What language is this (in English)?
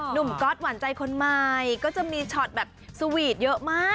Thai